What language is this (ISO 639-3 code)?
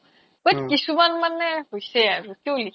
asm